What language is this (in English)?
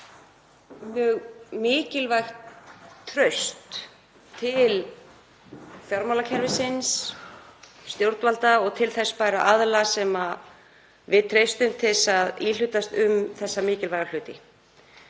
Icelandic